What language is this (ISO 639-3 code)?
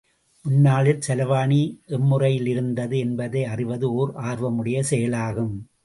tam